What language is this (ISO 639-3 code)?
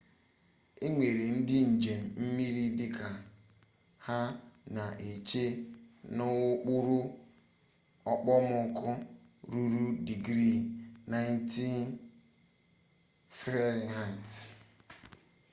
ibo